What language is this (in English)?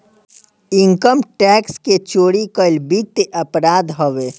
Bhojpuri